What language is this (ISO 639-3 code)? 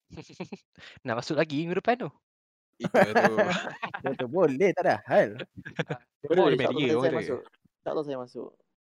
msa